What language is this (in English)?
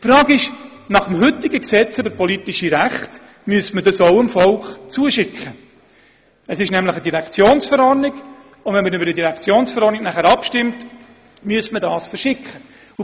Swiss German